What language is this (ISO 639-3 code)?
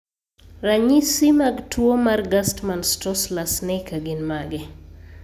luo